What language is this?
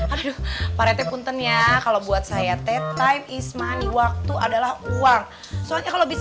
Indonesian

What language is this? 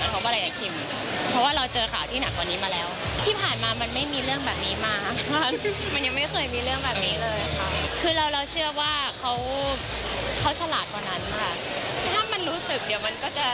Thai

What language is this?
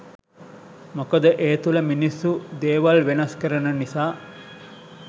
Sinhala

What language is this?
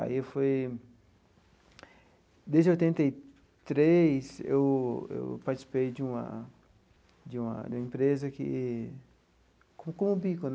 Portuguese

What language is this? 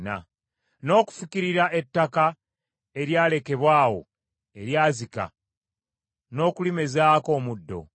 Ganda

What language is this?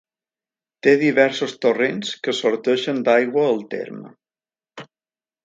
Catalan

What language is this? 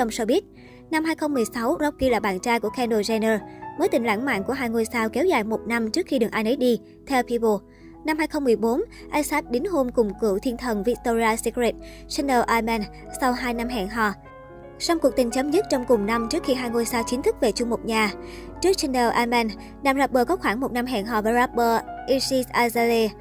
Vietnamese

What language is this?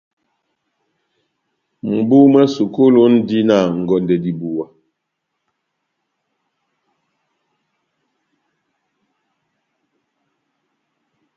Batanga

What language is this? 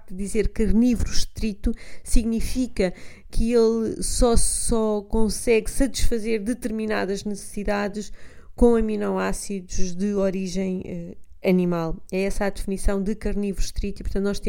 Portuguese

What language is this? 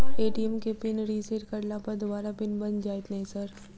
Maithili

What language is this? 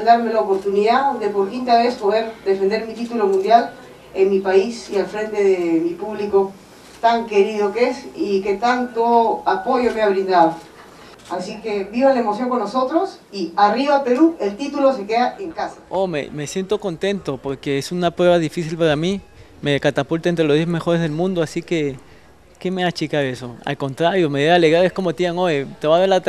Spanish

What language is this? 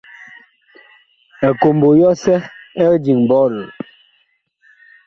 Bakoko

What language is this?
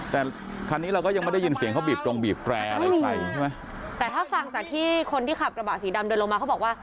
Thai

